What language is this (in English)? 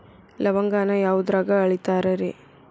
Kannada